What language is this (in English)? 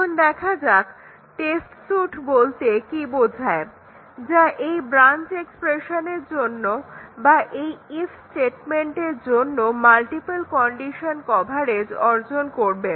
Bangla